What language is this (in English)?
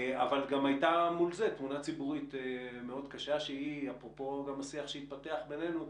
Hebrew